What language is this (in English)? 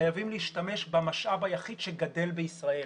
Hebrew